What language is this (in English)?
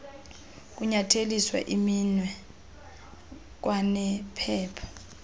Xhosa